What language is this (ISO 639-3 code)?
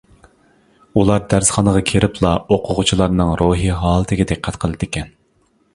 uig